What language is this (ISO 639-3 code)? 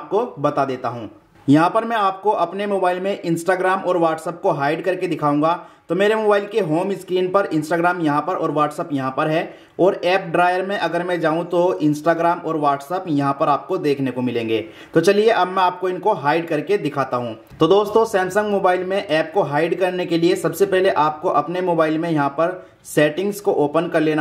hin